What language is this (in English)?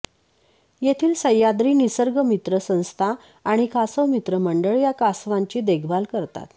Marathi